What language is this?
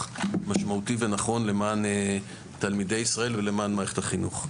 Hebrew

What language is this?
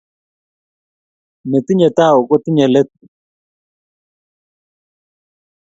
Kalenjin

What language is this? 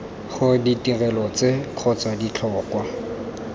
Tswana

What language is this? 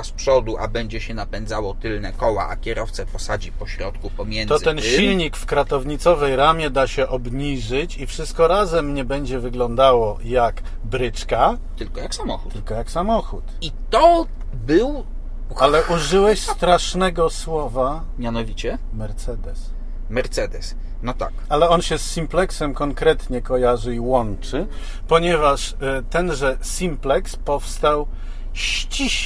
Polish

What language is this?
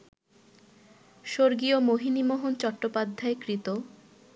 Bangla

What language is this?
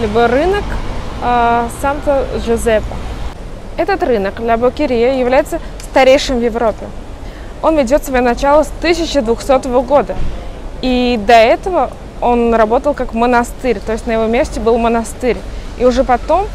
Russian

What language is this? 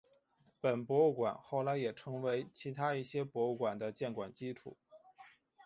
Chinese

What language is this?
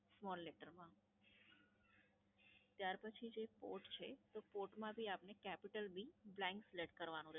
Gujarati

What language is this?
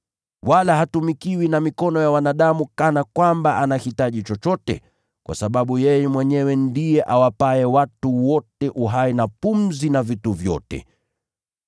Swahili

